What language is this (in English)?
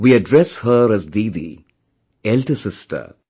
English